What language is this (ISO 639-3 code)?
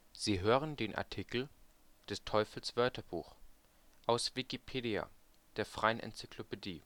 deu